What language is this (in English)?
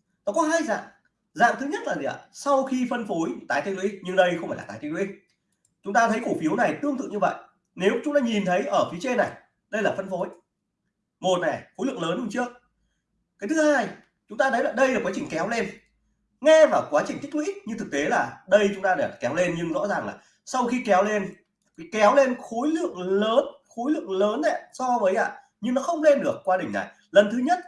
Vietnamese